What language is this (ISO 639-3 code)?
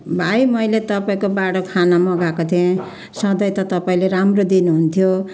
nep